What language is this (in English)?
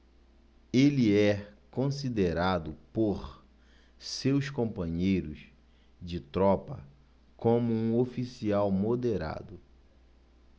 Portuguese